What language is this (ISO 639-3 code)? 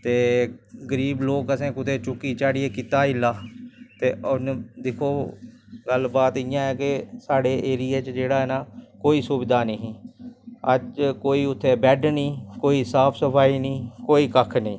doi